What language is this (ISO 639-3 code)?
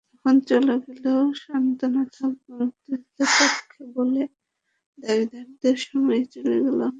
ben